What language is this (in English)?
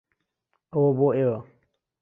Central Kurdish